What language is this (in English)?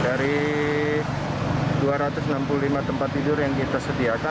Indonesian